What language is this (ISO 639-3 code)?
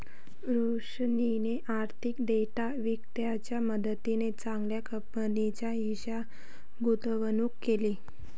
mar